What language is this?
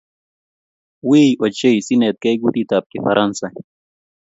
Kalenjin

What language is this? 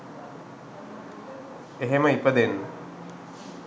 Sinhala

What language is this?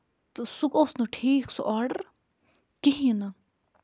Kashmiri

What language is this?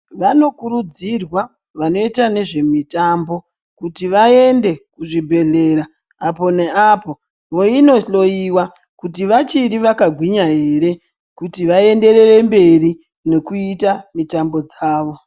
Ndau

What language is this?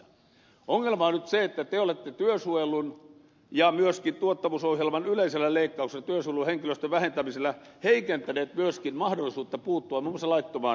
Finnish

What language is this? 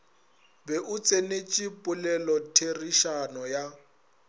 Northern Sotho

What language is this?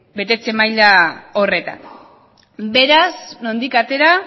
Basque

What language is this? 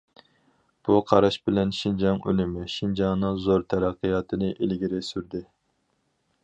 Uyghur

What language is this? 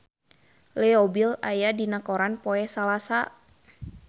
Sundanese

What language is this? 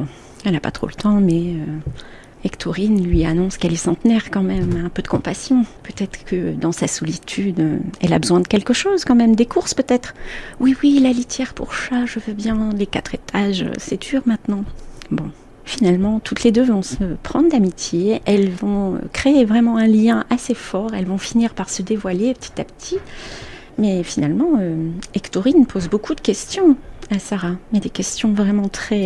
French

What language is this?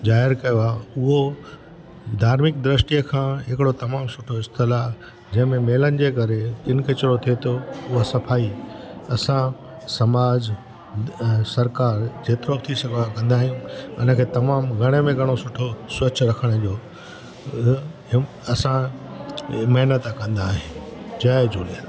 Sindhi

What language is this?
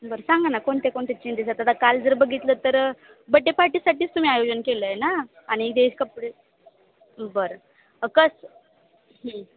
Marathi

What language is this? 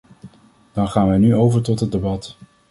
Dutch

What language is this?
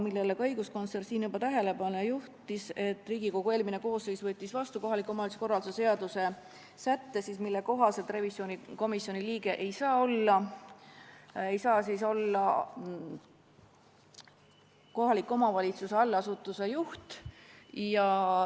Estonian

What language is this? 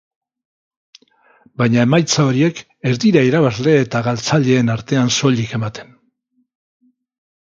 Basque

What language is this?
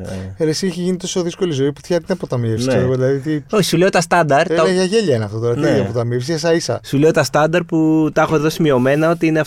Greek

